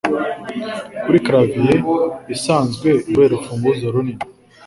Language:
Kinyarwanda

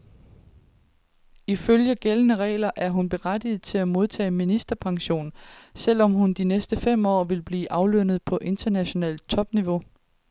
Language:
Danish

